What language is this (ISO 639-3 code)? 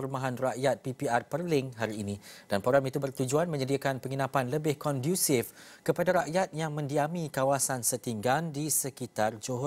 msa